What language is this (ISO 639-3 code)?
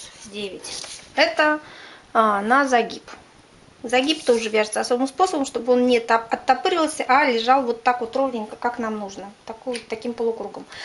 rus